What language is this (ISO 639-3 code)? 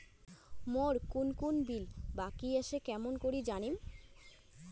ben